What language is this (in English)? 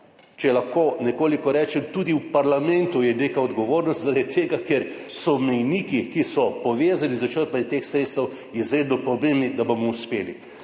Slovenian